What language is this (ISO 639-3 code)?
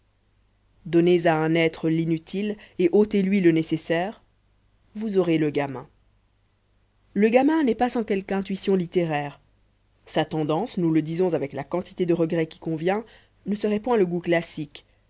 fra